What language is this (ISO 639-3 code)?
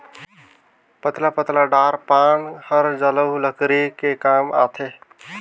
hne